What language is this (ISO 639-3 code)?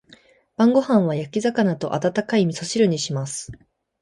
jpn